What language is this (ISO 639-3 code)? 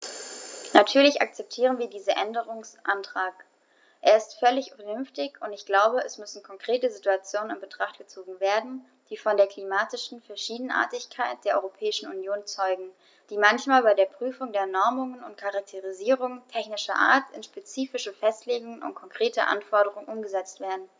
deu